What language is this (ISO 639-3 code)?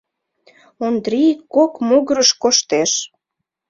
chm